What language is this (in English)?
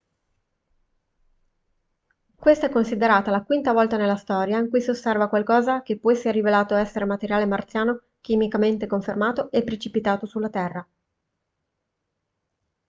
Italian